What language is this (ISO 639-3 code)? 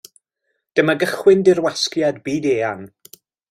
cym